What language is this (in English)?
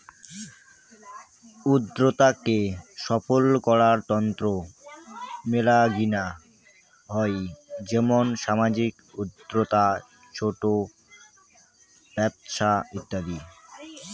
Bangla